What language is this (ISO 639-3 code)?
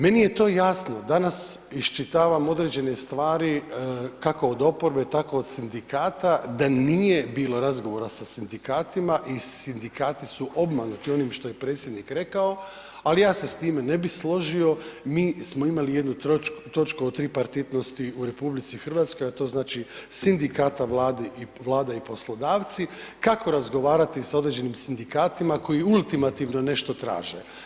hrv